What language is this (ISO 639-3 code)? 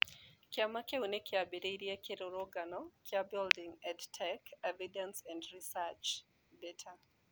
kik